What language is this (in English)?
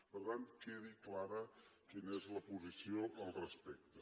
Catalan